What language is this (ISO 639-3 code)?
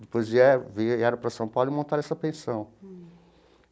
por